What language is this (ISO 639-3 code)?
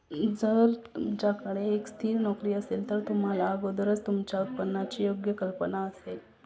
mar